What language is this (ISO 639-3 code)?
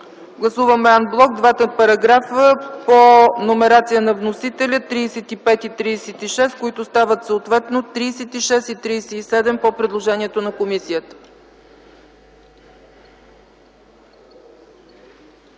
bul